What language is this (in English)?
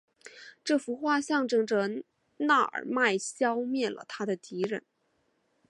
Chinese